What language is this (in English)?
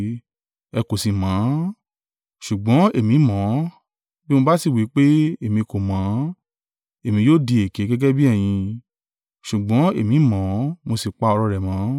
Yoruba